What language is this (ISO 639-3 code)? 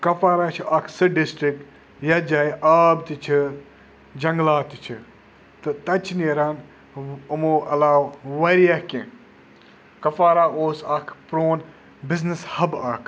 kas